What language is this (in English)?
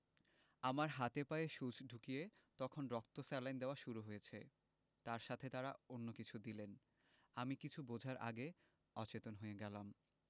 Bangla